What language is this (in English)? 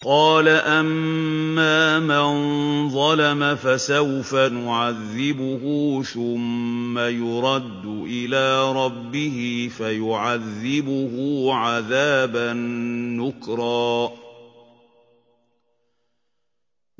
Arabic